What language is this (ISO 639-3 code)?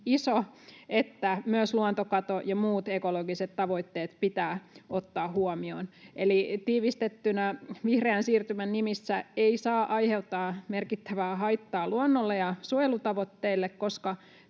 fin